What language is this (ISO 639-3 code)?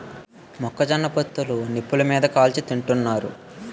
tel